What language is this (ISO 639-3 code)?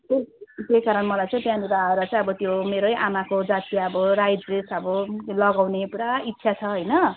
nep